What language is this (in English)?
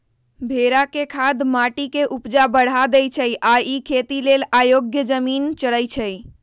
Magahi